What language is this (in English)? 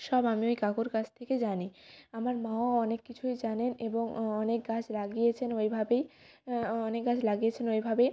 Bangla